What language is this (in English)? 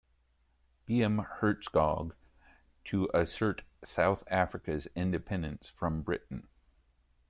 English